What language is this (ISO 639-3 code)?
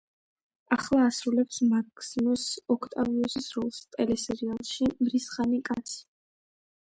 kat